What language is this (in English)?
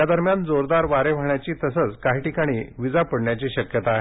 Marathi